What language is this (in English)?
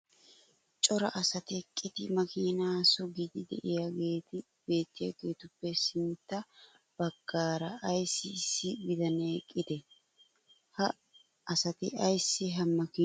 Wolaytta